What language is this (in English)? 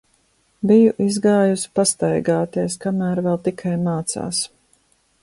Latvian